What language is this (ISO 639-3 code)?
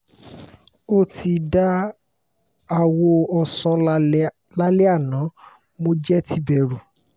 yor